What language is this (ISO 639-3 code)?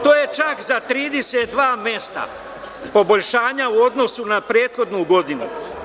srp